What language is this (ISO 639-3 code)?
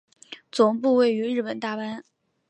zho